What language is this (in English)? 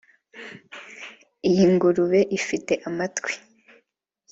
Kinyarwanda